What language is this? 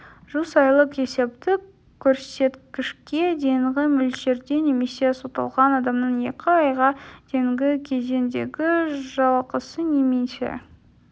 Kazakh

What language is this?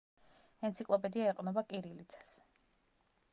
Georgian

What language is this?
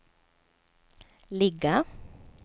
Swedish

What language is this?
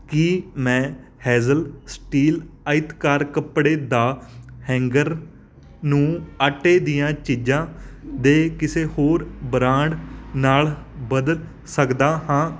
Punjabi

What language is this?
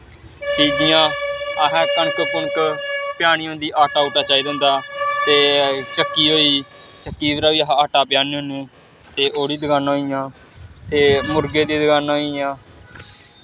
Dogri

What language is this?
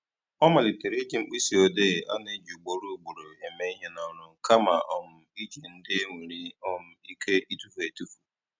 Igbo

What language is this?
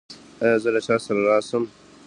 Pashto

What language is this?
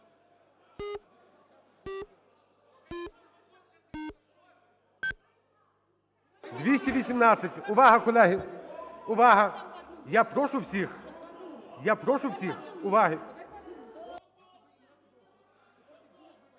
Ukrainian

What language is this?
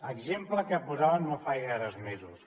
Catalan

